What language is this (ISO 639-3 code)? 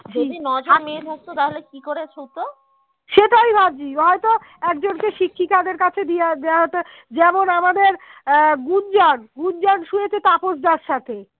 ben